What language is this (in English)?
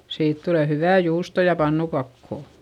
Finnish